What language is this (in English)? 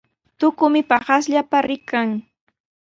Sihuas Ancash Quechua